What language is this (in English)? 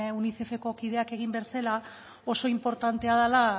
Basque